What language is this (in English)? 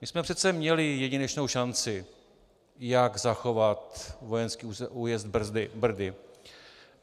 Czech